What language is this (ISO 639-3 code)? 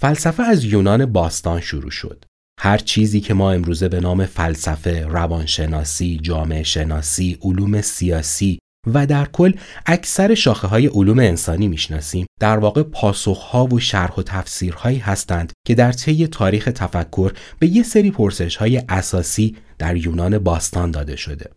fas